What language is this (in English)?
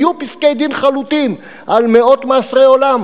Hebrew